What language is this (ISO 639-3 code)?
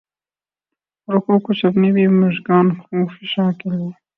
urd